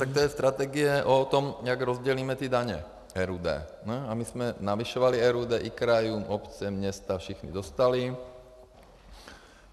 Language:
Czech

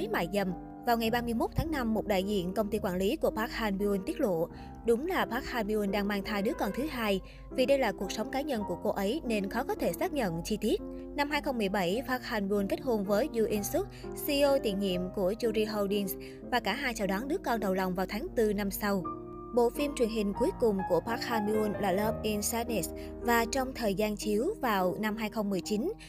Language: Vietnamese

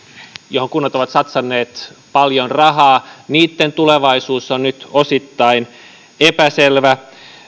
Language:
Finnish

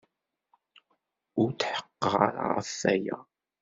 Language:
Kabyle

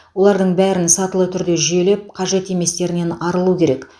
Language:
Kazakh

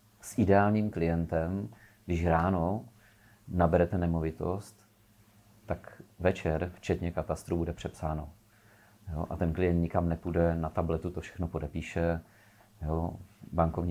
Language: Czech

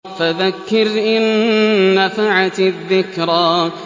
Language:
Arabic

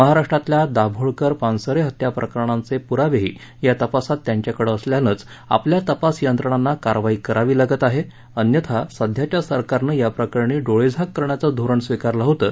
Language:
Marathi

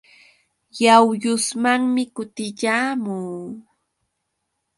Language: Yauyos Quechua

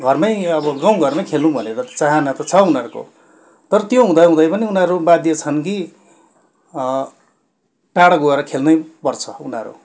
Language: Nepali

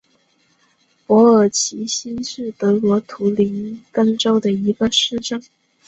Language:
Chinese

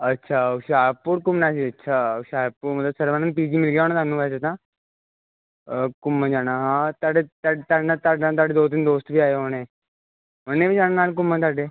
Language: Punjabi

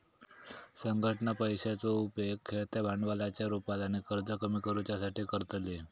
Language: Marathi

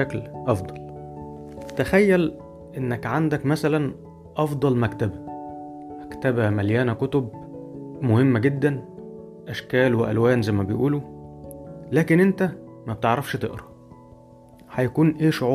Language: Arabic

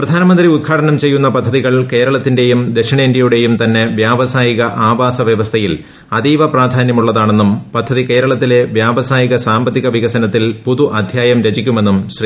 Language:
Malayalam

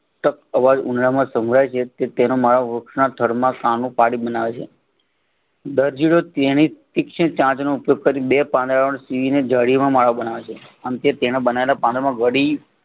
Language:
Gujarati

